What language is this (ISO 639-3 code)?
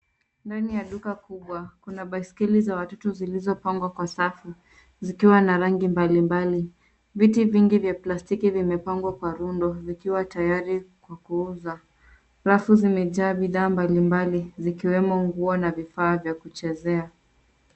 swa